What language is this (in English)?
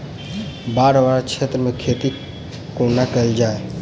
Maithili